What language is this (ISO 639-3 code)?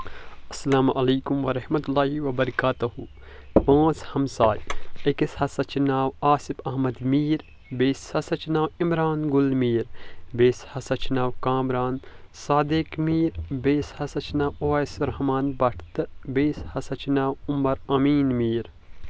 kas